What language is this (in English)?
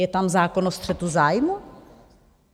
Czech